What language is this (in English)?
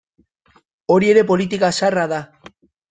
Basque